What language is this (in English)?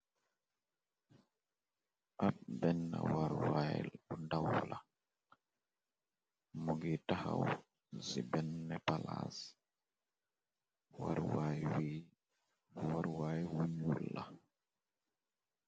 Wolof